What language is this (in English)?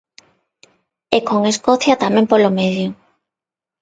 Galician